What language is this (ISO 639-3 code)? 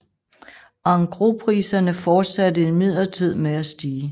dan